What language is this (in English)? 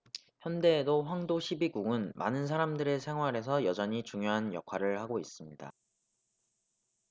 Korean